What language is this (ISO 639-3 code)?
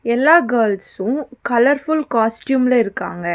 tam